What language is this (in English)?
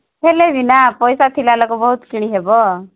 Odia